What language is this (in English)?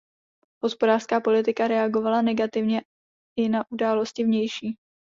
Czech